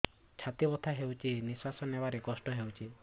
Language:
Odia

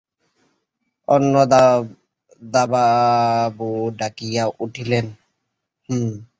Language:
Bangla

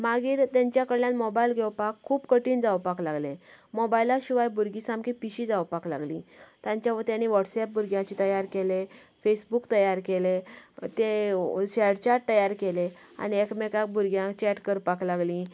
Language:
Konkani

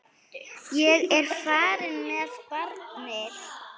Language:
Icelandic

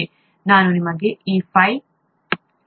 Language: Kannada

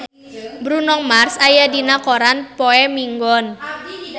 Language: Sundanese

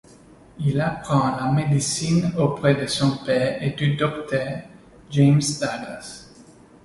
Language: French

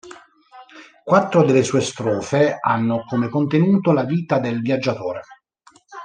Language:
Italian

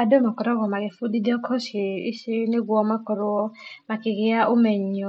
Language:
Kikuyu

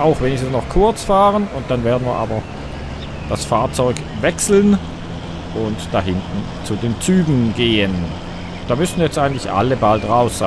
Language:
German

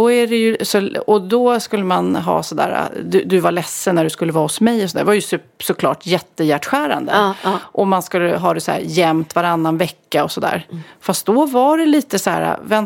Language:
Swedish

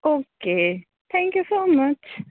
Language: Gujarati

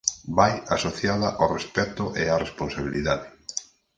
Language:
Galician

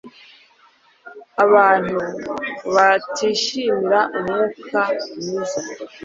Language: Kinyarwanda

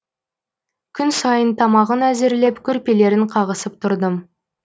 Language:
Kazakh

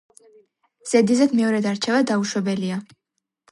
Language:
Georgian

